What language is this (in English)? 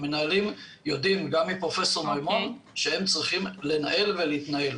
Hebrew